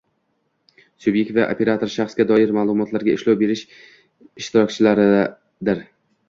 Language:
Uzbek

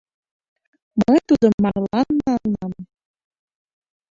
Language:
Mari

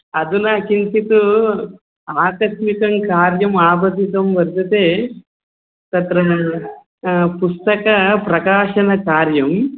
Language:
Sanskrit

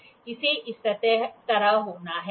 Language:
Hindi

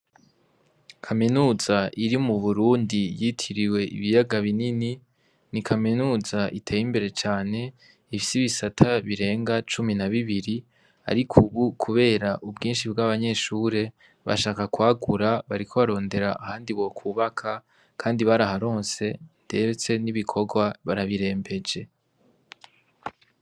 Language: Rundi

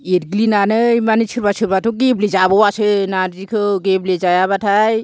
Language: Bodo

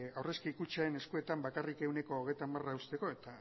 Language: Basque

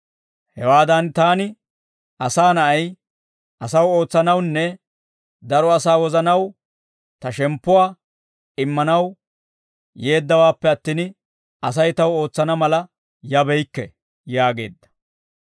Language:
Dawro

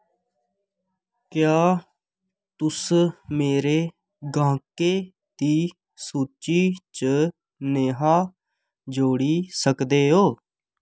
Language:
Dogri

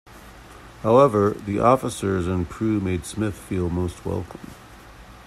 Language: English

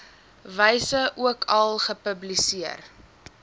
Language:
Afrikaans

